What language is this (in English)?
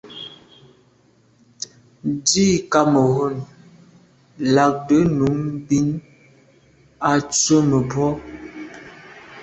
Medumba